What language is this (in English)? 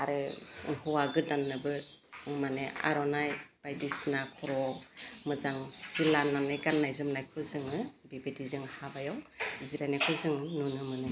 Bodo